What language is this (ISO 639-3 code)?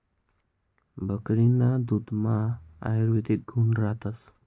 mar